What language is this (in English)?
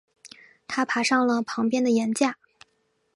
Chinese